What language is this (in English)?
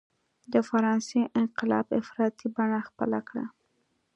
Pashto